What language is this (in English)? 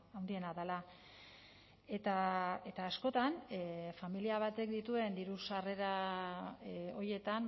Basque